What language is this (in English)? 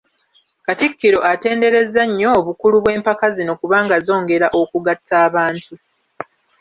Ganda